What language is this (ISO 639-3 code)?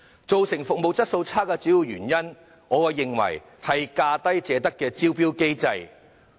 yue